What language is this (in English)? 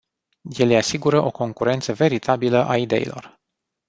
Romanian